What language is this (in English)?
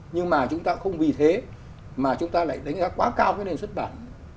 Vietnamese